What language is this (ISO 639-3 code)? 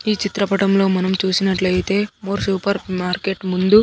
tel